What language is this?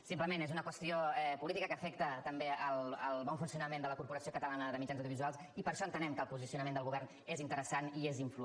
Catalan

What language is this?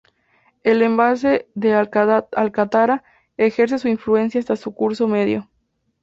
Spanish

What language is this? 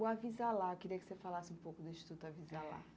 Portuguese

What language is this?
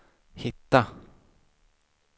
Swedish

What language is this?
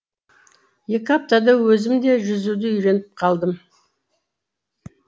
Kazakh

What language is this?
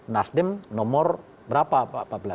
Indonesian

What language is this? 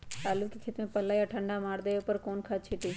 Magahi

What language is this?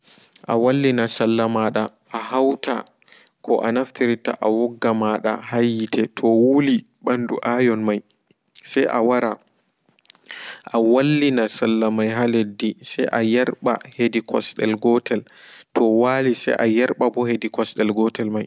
Fula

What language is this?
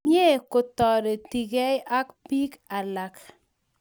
Kalenjin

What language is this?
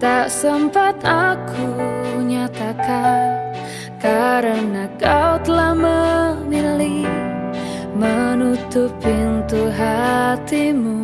Indonesian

